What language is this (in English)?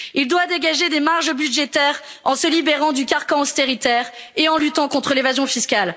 French